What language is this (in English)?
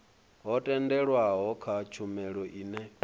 Venda